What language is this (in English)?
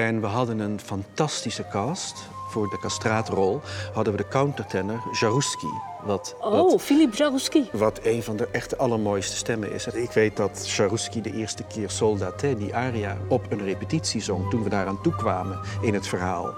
Dutch